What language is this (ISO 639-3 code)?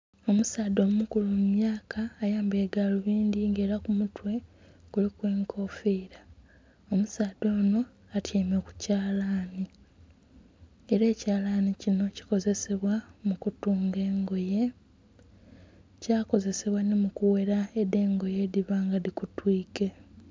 xog